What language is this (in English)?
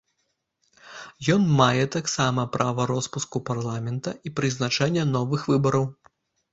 Belarusian